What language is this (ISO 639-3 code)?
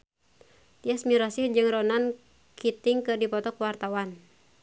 sun